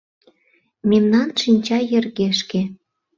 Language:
Mari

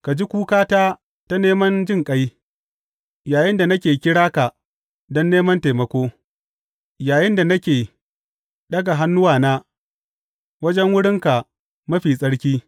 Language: Hausa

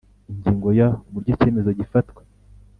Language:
Kinyarwanda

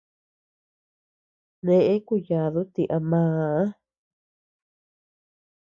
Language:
Tepeuxila Cuicatec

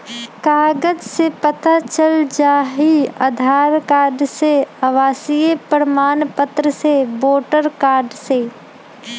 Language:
Magahi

